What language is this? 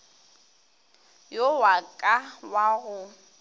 Northern Sotho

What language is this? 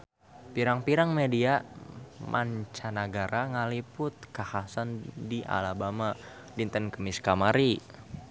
Sundanese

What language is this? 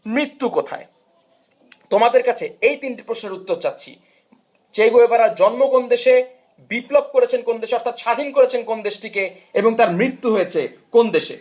Bangla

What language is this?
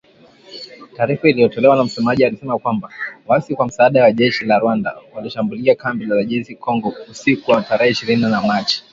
Swahili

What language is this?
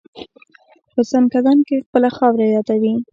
Pashto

